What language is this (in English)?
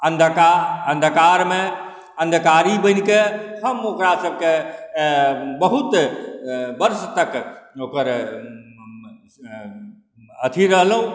Maithili